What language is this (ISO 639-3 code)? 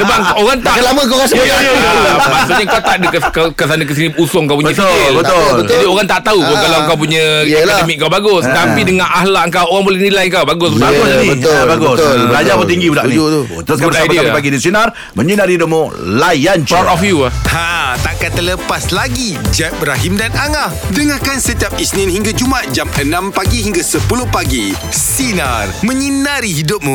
msa